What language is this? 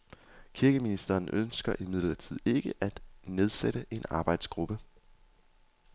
Danish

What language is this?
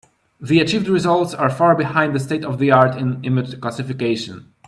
English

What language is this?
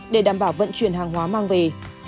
Vietnamese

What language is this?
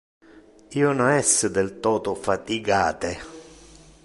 Interlingua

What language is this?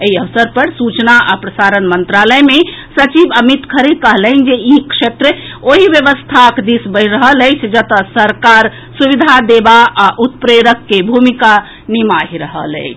Maithili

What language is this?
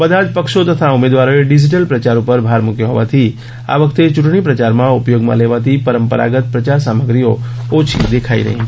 Gujarati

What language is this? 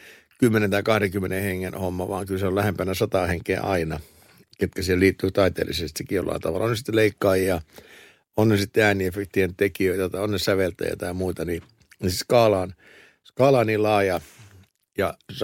Finnish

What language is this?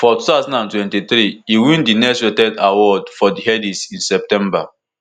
Nigerian Pidgin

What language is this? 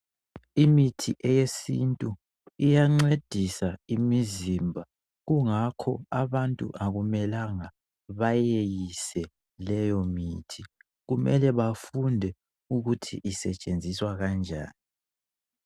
North Ndebele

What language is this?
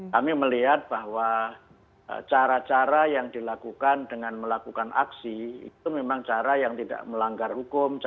Indonesian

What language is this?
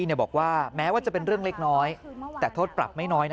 Thai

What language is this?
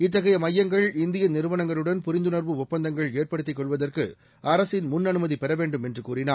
Tamil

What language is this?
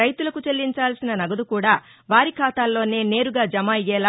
Telugu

